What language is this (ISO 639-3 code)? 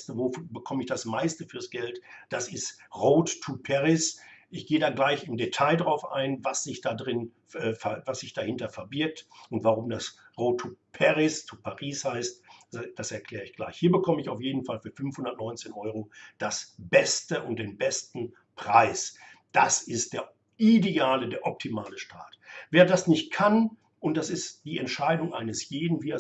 deu